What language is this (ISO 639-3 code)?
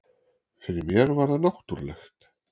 isl